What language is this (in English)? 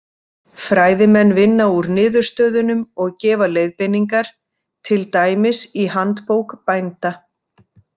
Icelandic